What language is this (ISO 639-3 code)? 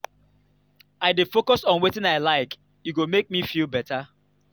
pcm